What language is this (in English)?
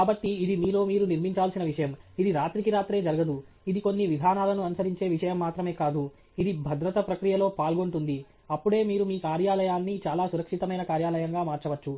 Telugu